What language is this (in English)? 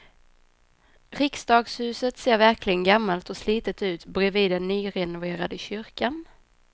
Swedish